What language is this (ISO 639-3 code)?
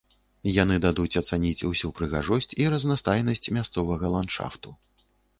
bel